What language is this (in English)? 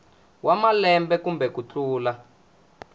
Tsonga